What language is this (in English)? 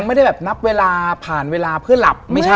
Thai